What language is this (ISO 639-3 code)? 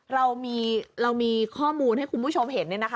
tha